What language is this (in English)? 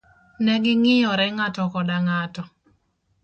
Luo (Kenya and Tanzania)